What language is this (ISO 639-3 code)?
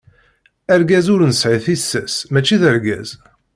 kab